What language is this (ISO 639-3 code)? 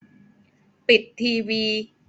tha